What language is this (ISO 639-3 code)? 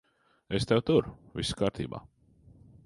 lav